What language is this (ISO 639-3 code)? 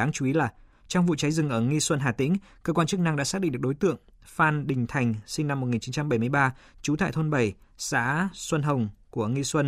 vie